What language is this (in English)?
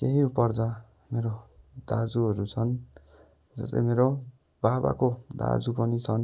Nepali